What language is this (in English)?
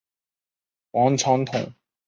Chinese